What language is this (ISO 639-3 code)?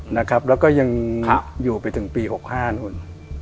tha